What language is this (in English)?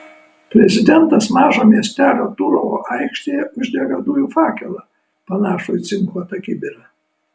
Lithuanian